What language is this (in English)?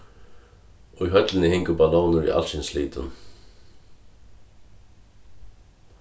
Faroese